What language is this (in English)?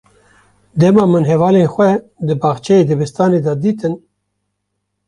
Kurdish